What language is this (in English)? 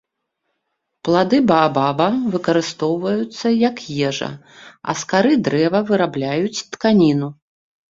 Belarusian